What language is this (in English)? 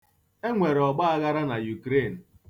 Igbo